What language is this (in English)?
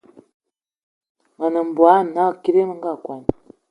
Eton (Cameroon)